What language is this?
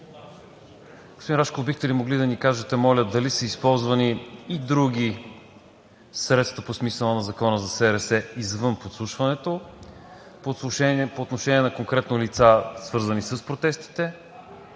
Bulgarian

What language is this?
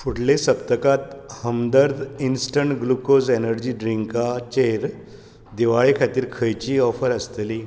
Konkani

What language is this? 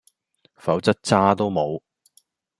Cantonese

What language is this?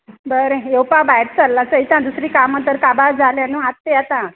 Konkani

